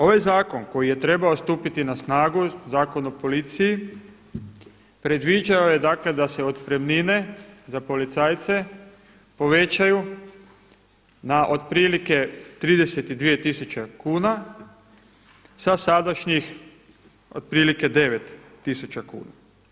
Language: Croatian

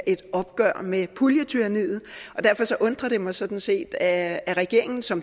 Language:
Danish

